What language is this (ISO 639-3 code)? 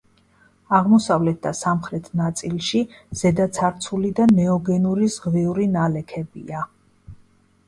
kat